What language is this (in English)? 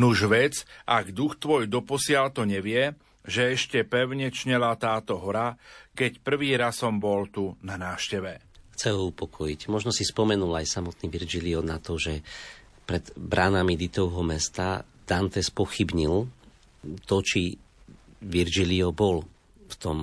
Slovak